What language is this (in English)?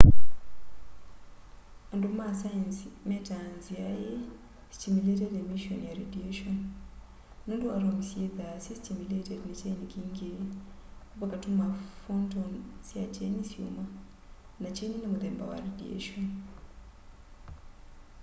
Kamba